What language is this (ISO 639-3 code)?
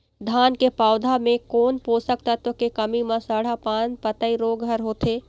hne